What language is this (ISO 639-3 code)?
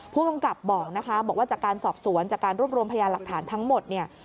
tha